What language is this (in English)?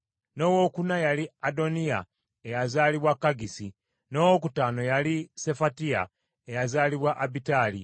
Ganda